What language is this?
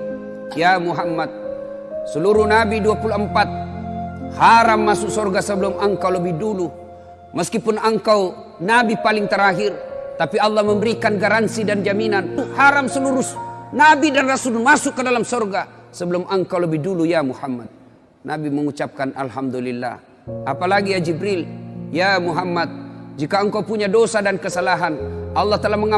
Indonesian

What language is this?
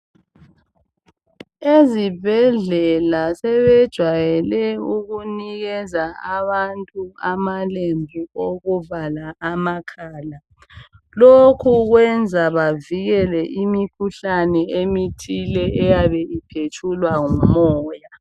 North Ndebele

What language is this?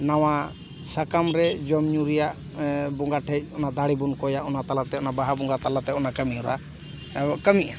Santali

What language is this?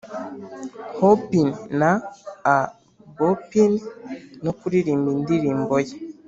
Kinyarwanda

